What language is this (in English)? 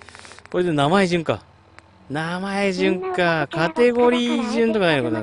Japanese